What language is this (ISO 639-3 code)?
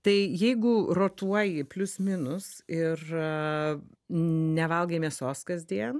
lit